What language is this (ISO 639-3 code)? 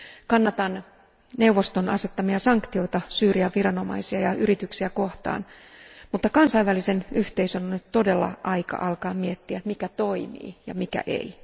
fin